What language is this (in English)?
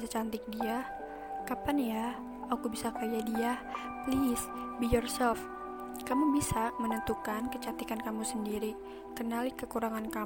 Indonesian